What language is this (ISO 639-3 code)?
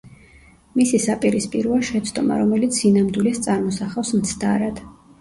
kat